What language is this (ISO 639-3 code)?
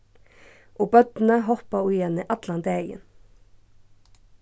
fao